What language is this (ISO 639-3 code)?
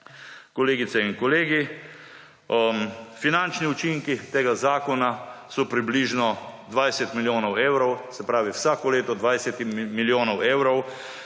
slv